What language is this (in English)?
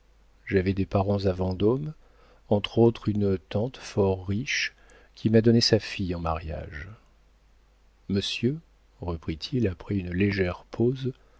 French